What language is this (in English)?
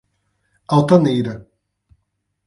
Portuguese